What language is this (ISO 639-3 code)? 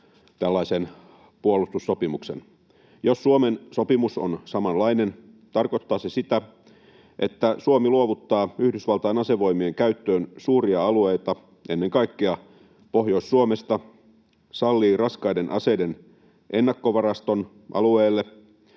fin